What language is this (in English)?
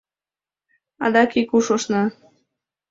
Mari